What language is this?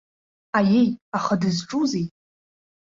Abkhazian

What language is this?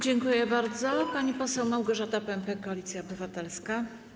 Polish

